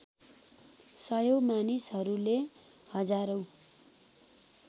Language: Nepali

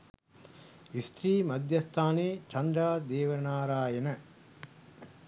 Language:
Sinhala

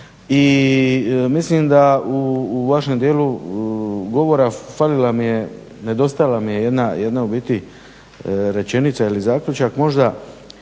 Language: Croatian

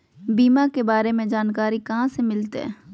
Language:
Magahi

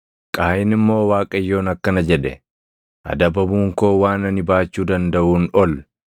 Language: Oromo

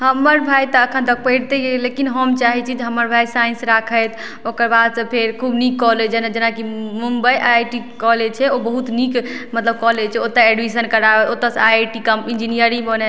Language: Maithili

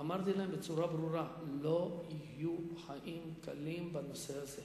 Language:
Hebrew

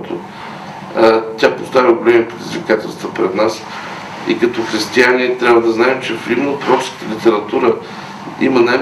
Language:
Bulgarian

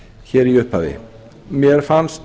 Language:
Icelandic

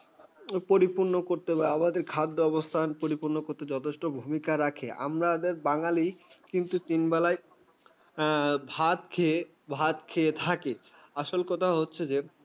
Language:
Bangla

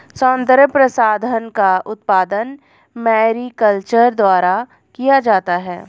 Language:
Hindi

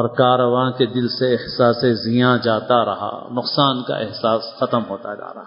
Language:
Urdu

